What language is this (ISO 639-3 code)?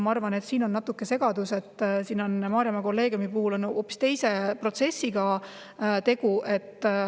est